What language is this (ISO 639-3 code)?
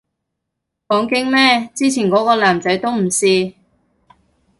yue